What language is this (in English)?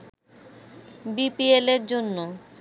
Bangla